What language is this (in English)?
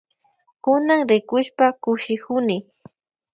Loja Highland Quichua